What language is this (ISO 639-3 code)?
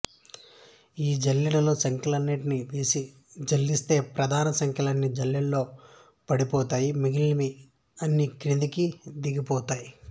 tel